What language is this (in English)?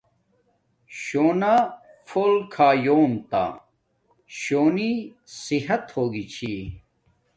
Domaaki